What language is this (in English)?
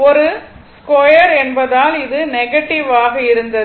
Tamil